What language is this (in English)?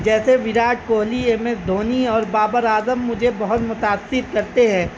Urdu